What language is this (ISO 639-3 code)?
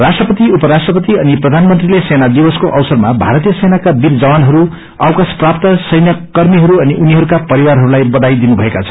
nep